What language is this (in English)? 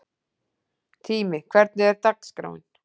Icelandic